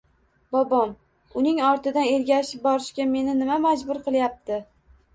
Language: Uzbek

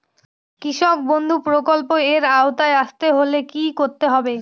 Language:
Bangla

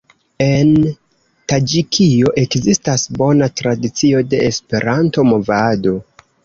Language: Esperanto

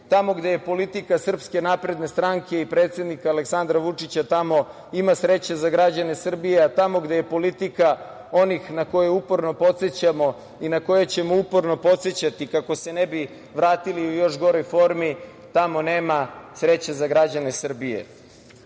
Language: Serbian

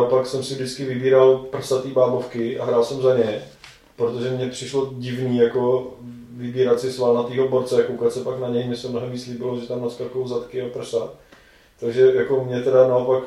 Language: Czech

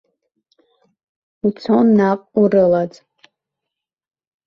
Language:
Abkhazian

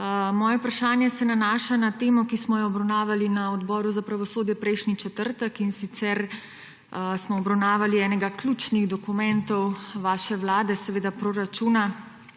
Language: Slovenian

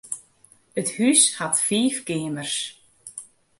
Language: Western Frisian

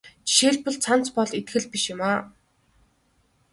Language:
Mongolian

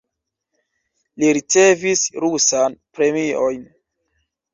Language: Esperanto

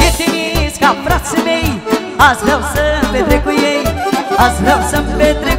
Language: Romanian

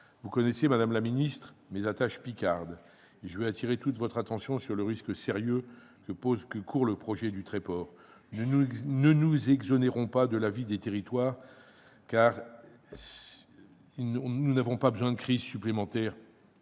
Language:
French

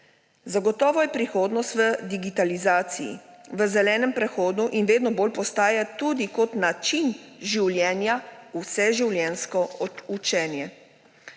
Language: Slovenian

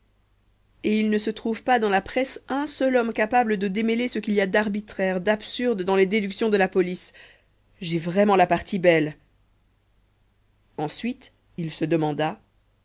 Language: French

